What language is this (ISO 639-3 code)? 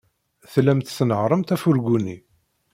kab